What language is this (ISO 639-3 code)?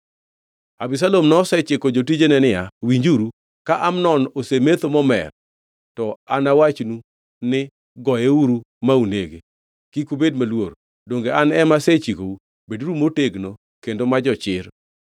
luo